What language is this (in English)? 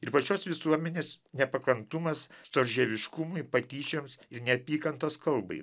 Lithuanian